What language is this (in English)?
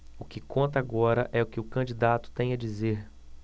Portuguese